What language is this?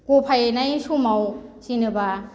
Bodo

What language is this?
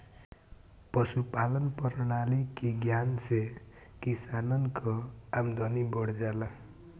Bhojpuri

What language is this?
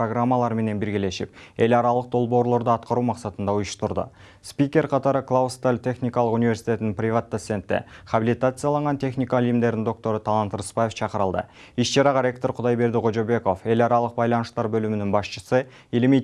Turkish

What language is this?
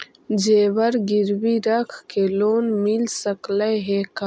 Magahi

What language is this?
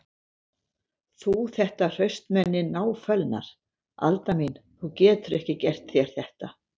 Icelandic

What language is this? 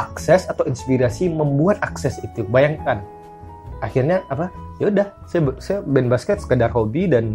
Indonesian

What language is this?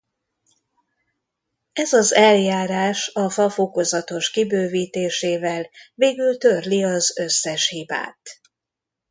Hungarian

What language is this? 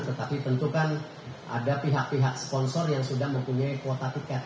Indonesian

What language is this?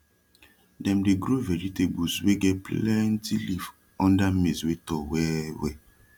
Nigerian Pidgin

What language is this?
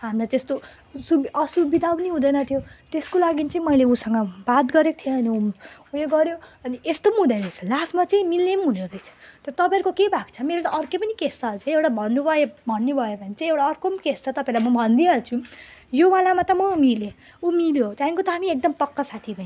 Nepali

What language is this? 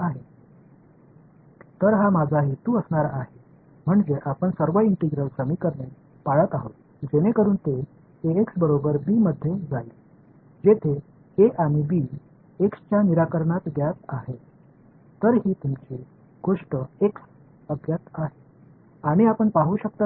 Tamil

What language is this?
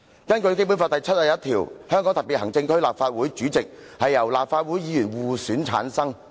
Cantonese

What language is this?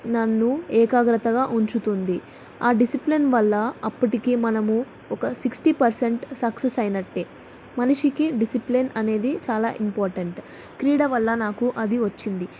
Telugu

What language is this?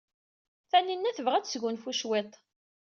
Kabyle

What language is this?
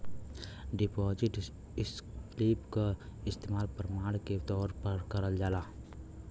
Bhojpuri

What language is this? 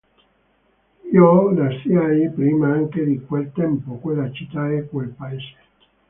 Italian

